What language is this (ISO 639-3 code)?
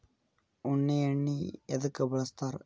kan